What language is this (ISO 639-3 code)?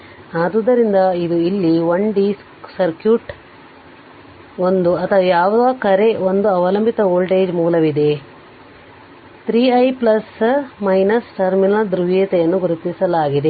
kan